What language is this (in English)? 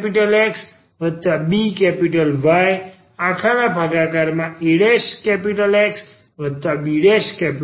Gujarati